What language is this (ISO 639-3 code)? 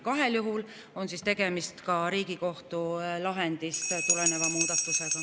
est